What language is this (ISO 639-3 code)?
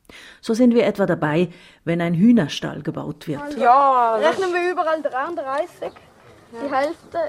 deu